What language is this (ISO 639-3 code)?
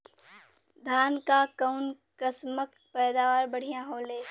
bho